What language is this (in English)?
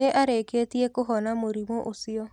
Kikuyu